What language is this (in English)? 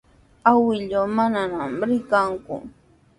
Sihuas Ancash Quechua